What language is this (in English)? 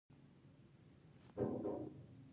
Pashto